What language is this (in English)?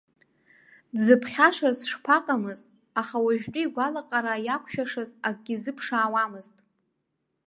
Abkhazian